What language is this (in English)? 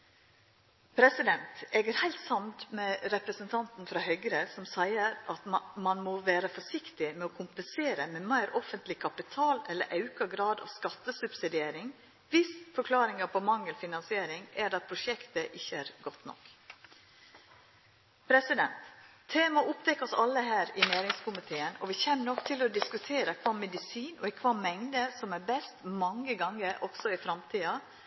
Norwegian Nynorsk